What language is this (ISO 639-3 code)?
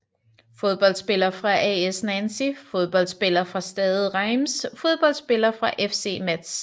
dan